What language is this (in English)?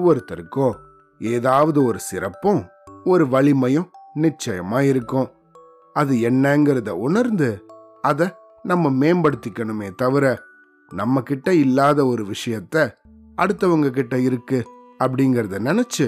Tamil